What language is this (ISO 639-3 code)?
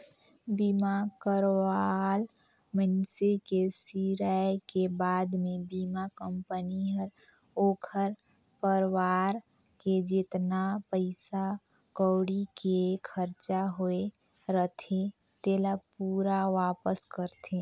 hne